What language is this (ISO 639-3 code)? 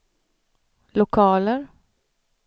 swe